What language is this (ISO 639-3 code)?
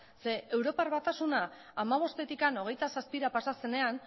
eus